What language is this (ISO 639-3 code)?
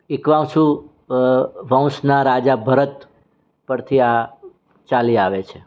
guj